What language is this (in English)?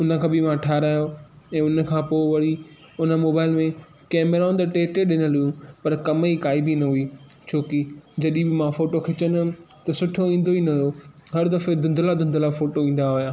Sindhi